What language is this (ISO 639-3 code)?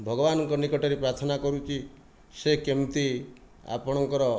ori